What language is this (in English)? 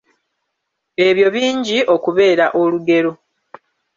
Ganda